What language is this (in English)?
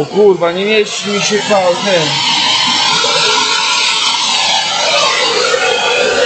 Polish